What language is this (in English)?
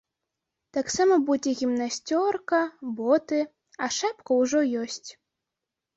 Belarusian